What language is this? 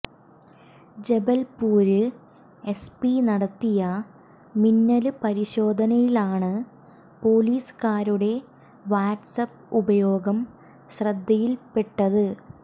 Malayalam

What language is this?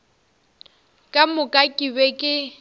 Northern Sotho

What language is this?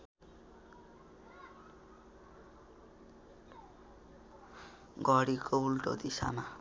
Nepali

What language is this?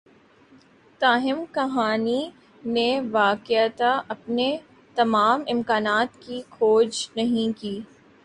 Urdu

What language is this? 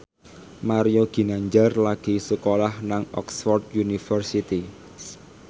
Javanese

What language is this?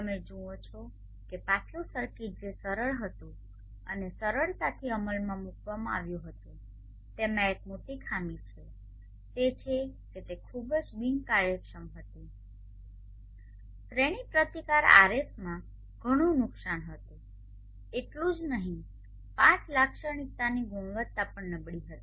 Gujarati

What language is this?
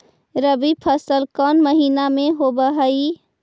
Magahi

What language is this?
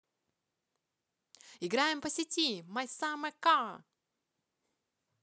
Russian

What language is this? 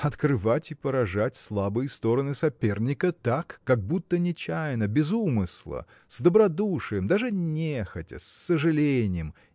Russian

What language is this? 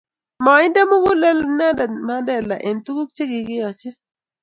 Kalenjin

